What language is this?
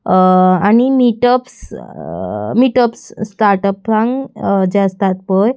Konkani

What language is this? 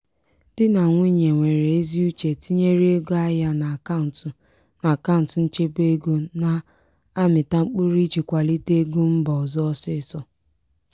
Igbo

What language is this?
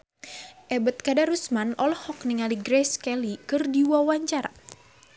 Sundanese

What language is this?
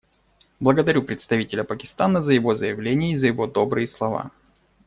Russian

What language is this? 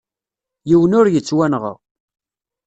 Kabyle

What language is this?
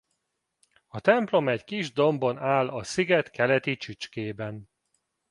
Hungarian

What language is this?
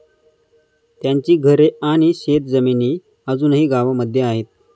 Marathi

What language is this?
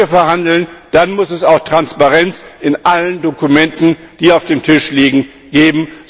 German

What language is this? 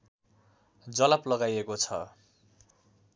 Nepali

